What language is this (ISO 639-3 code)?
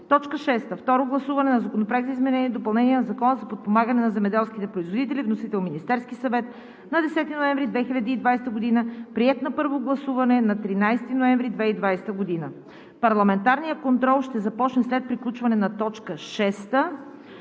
bul